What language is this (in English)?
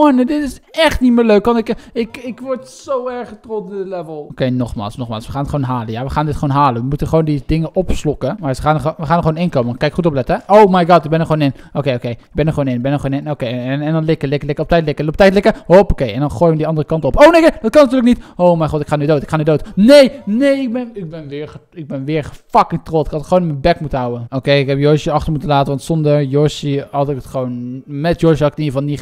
Dutch